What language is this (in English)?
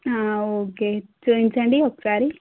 Telugu